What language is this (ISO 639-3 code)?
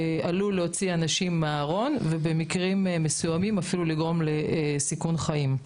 heb